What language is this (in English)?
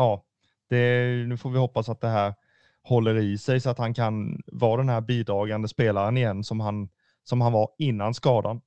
Swedish